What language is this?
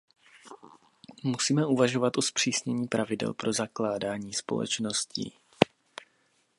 Czech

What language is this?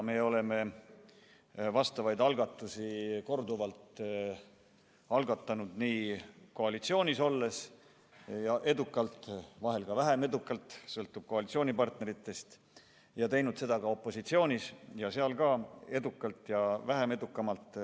Estonian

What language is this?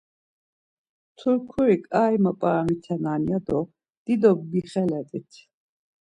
Laz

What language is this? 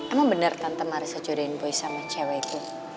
Indonesian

